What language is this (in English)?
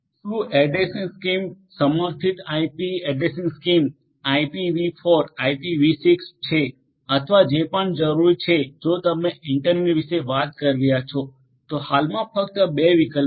Gujarati